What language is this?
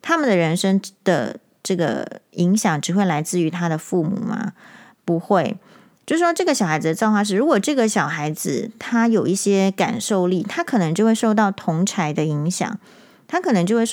Chinese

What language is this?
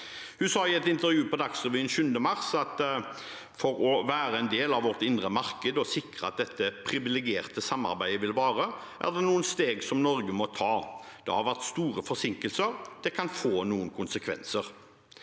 Norwegian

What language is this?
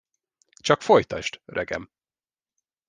Hungarian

